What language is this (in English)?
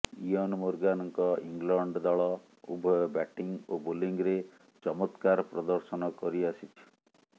Odia